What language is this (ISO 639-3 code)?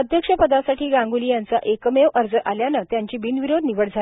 mar